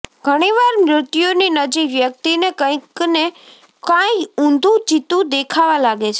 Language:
Gujarati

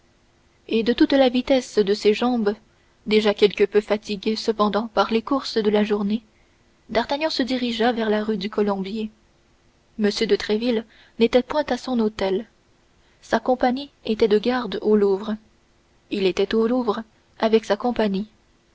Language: French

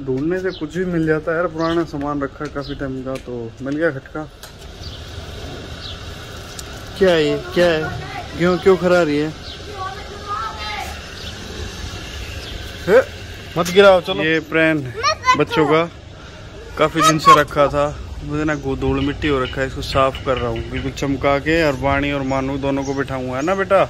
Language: Hindi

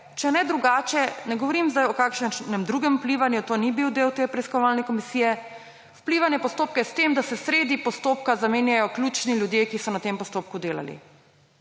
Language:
Slovenian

